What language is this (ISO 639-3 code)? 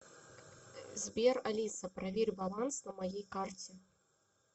rus